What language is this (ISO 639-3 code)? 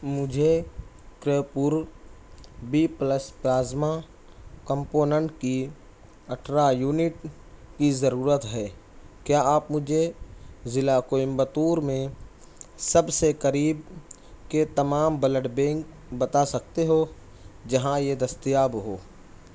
urd